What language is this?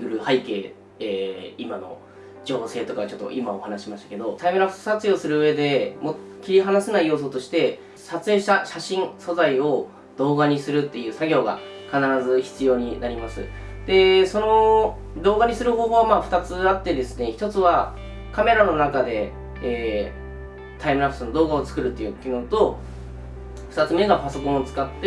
Japanese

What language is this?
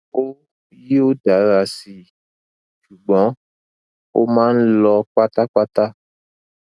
Yoruba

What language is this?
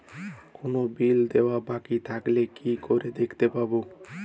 Bangla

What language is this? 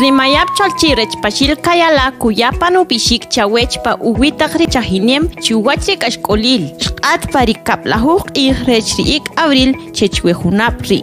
Romanian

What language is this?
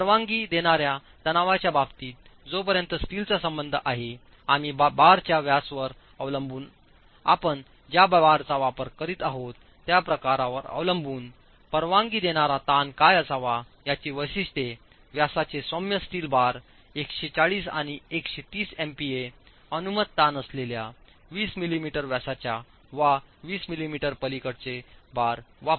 Marathi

